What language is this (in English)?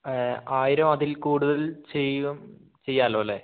Malayalam